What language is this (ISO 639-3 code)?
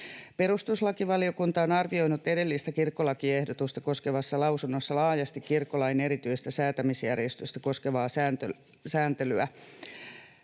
fin